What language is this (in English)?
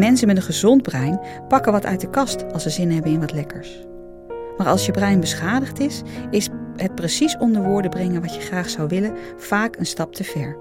Dutch